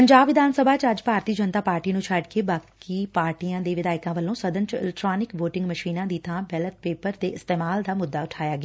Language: Punjabi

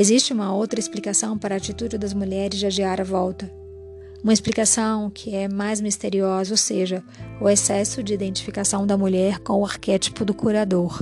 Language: Portuguese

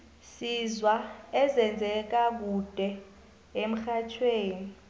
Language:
South Ndebele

